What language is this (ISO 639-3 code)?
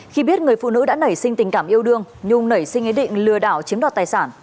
vie